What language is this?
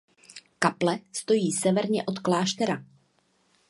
Czech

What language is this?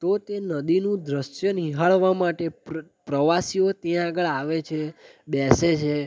Gujarati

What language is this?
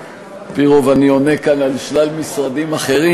Hebrew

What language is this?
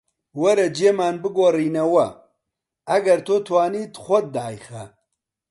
Central Kurdish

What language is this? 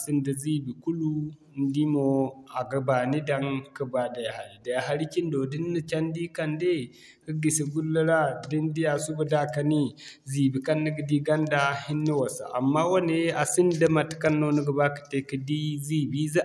Zarma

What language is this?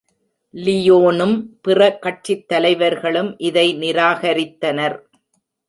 Tamil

